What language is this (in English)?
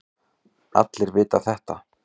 Icelandic